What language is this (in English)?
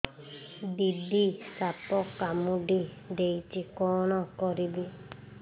Odia